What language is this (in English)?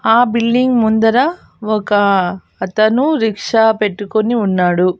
Telugu